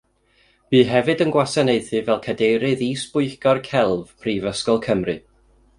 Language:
Welsh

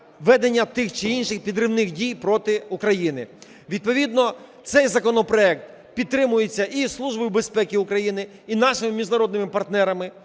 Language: Ukrainian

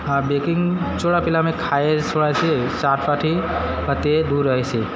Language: Gujarati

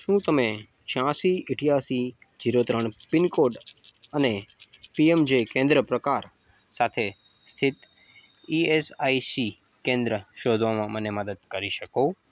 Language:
Gujarati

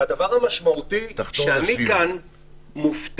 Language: Hebrew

